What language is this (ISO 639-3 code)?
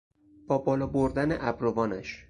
fas